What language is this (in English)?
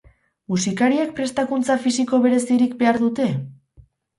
Basque